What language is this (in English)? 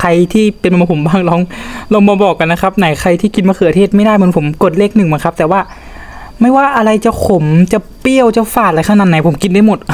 Thai